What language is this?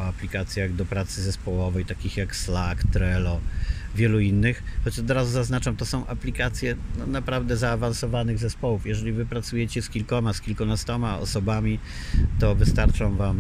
Polish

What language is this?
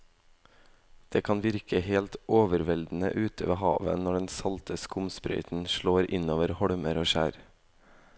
Norwegian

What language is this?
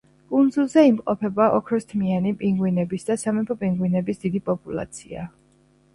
Georgian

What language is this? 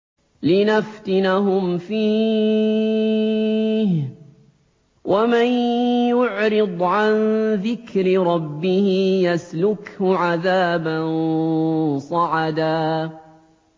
Arabic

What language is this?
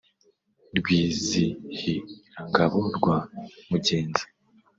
Kinyarwanda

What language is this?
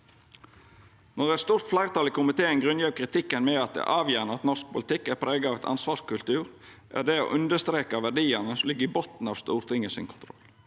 Norwegian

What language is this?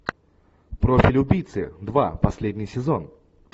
Russian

